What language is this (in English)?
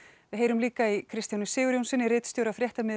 Icelandic